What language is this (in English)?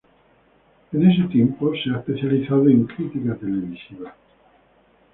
Spanish